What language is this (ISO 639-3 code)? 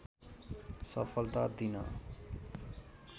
nep